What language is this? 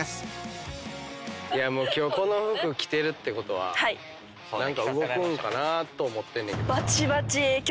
Japanese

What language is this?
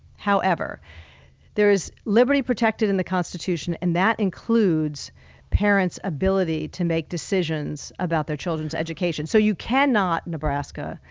English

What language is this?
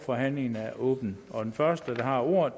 Danish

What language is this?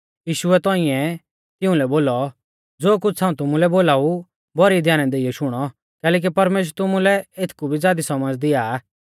Mahasu Pahari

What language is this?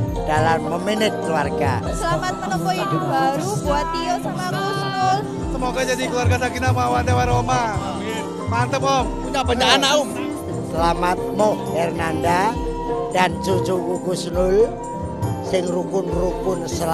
Indonesian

